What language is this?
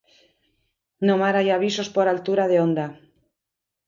Galician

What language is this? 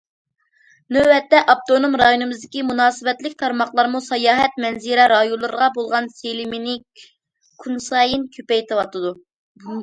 Uyghur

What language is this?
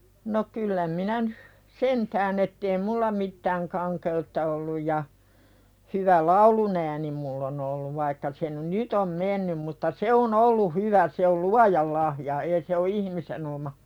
Finnish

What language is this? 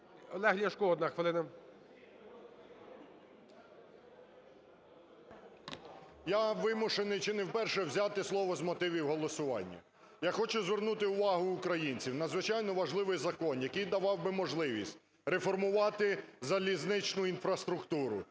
Ukrainian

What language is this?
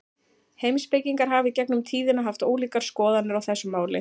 Icelandic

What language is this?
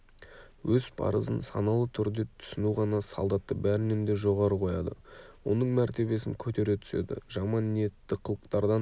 Kazakh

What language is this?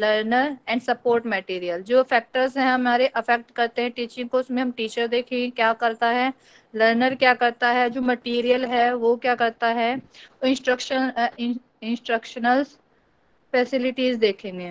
Hindi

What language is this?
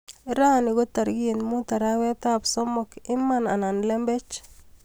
Kalenjin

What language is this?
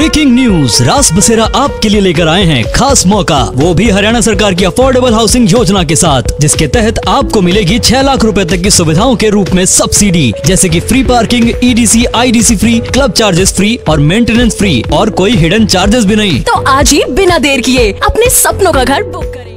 Hindi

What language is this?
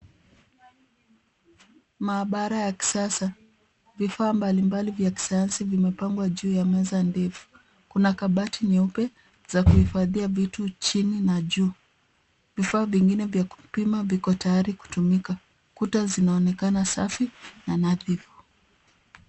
Swahili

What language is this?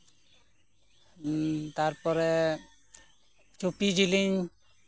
Santali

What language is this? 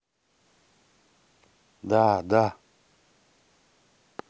Russian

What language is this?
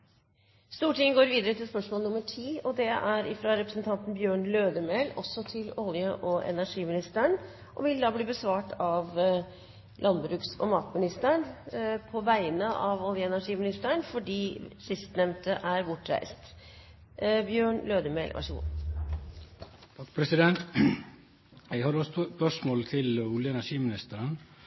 Norwegian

